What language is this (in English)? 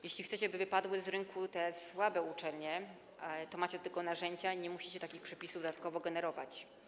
Polish